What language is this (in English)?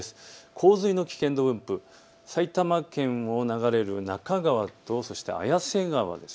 Japanese